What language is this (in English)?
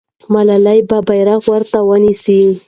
Pashto